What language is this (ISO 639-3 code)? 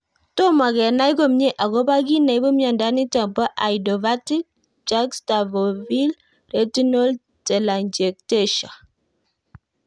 kln